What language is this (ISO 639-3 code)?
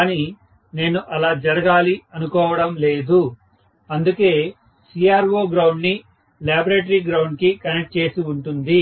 tel